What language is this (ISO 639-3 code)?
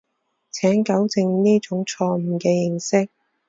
yue